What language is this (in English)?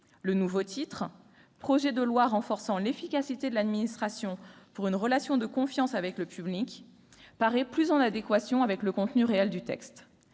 French